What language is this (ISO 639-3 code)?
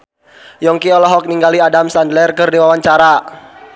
sun